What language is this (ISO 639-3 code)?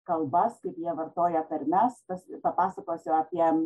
lit